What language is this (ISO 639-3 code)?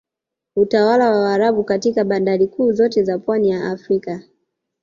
swa